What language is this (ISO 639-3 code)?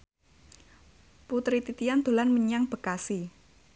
jav